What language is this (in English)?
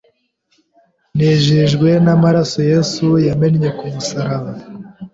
Kinyarwanda